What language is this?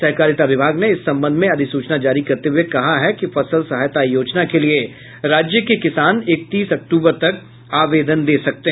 Hindi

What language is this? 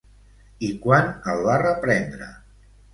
Catalan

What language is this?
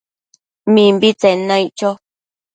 Matsés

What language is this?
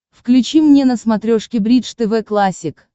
Russian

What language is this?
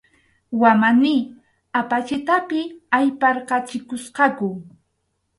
Arequipa-La Unión Quechua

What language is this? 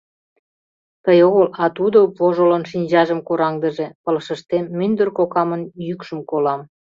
Mari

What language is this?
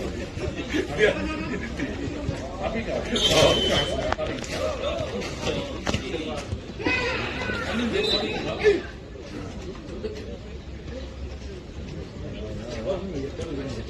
Korean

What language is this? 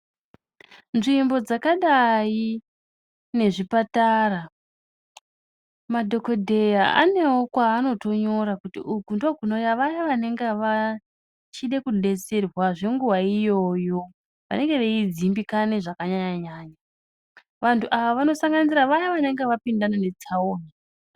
Ndau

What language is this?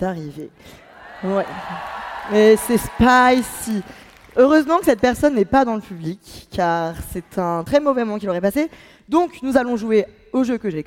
French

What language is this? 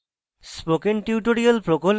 Bangla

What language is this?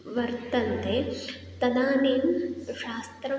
Sanskrit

